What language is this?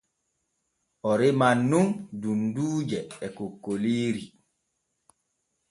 Borgu Fulfulde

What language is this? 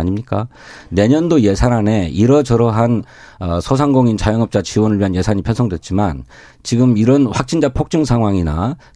Korean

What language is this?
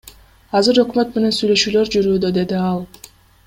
Kyrgyz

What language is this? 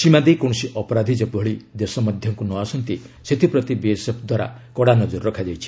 Odia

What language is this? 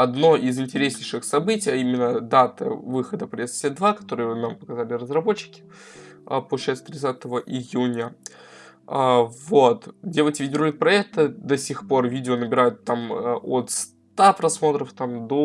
Russian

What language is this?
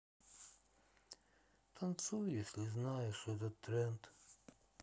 Russian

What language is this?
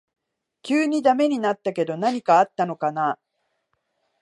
Japanese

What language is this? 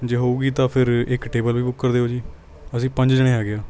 Punjabi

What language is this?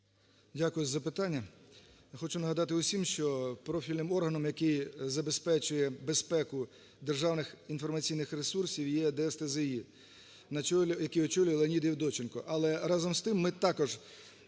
Ukrainian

